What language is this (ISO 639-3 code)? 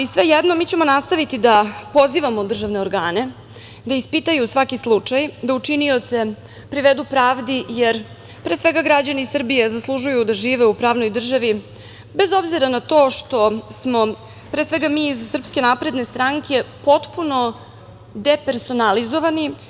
srp